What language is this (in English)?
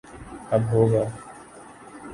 Urdu